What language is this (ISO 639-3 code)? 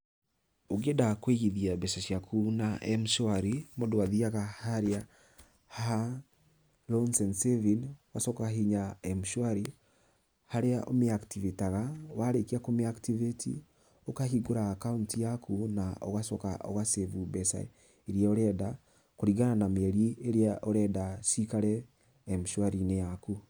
kik